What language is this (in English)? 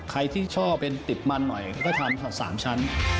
Thai